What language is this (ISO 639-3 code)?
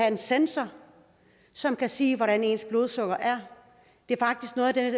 dan